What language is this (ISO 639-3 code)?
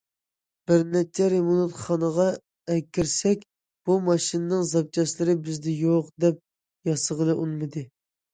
uig